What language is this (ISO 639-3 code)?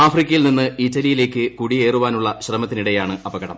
mal